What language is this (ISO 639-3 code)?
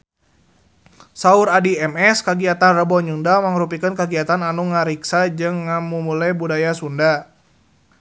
sun